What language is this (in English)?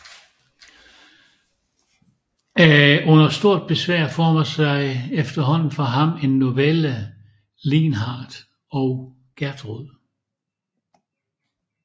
Danish